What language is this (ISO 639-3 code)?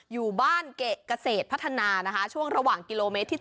tha